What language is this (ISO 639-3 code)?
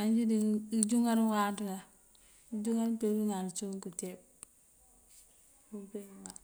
mfv